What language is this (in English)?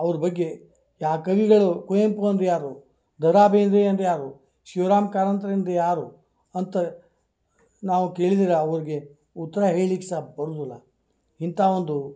Kannada